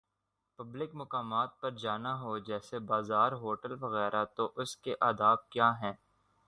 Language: Urdu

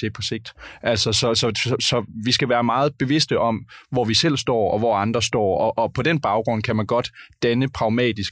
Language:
Danish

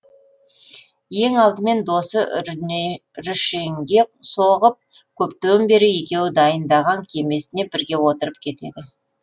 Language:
Kazakh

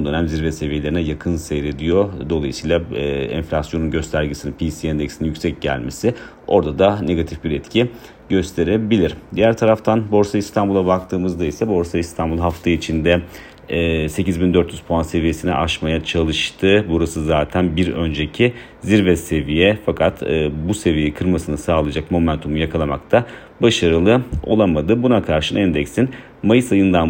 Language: Turkish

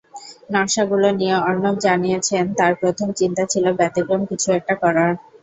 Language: Bangla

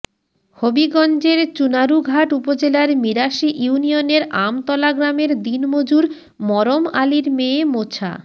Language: Bangla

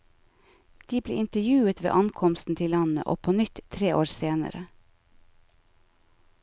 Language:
Norwegian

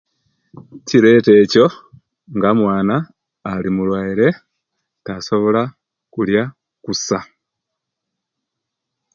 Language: Kenyi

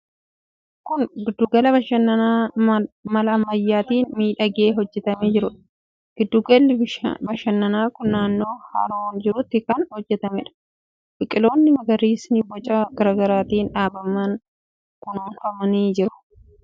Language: Oromo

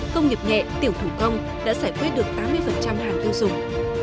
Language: Vietnamese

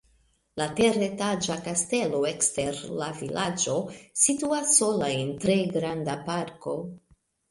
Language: Esperanto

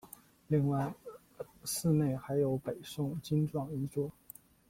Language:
Chinese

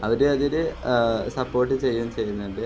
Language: Malayalam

